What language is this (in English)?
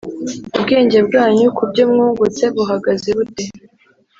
Kinyarwanda